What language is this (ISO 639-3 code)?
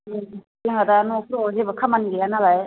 brx